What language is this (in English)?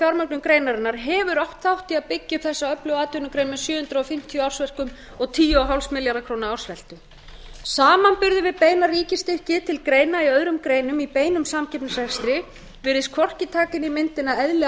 Icelandic